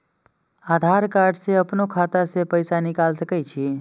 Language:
Maithili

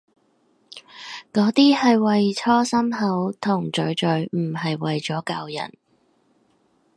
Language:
Cantonese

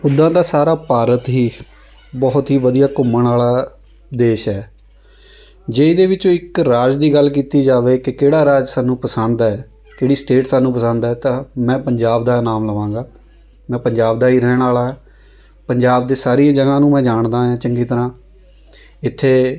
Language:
Punjabi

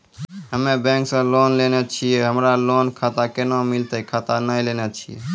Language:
Maithili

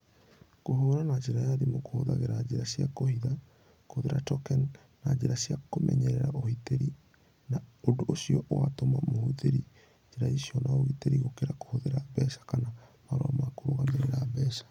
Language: Kikuyu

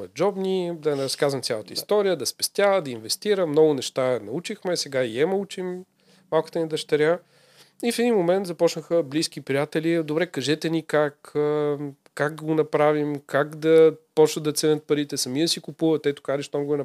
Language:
Bulgarian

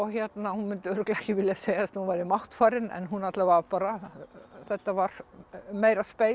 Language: Icelandic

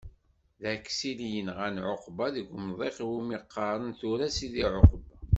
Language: Kabyle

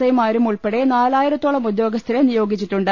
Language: Malayalam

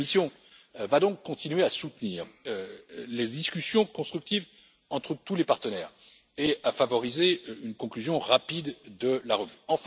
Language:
French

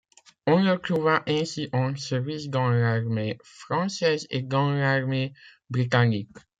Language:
French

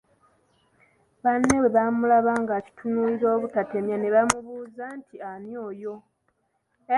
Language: Ganda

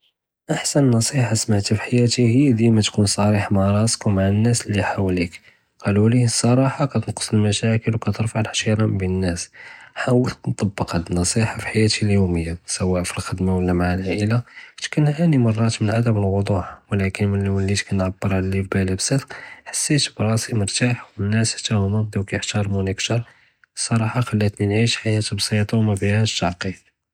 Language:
Judeo-Arabic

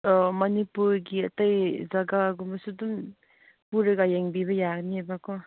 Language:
Manipuri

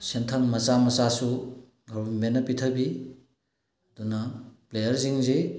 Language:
Manipuri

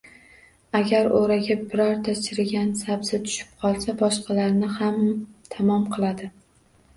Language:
Uzbek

